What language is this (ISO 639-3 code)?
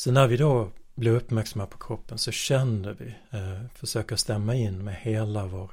swe